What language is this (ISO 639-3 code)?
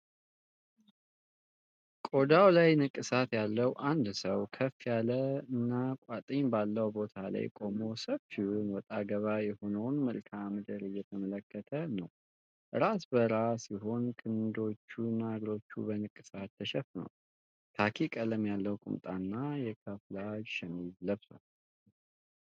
amh